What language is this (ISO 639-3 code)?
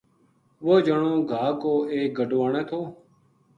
gju